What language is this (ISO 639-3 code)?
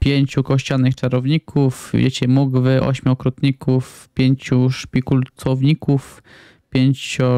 pol